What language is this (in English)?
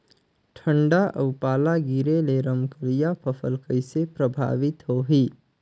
Chhattisgarhi